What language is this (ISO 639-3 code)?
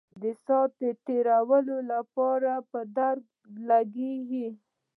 pus